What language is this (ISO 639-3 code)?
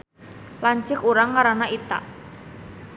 sun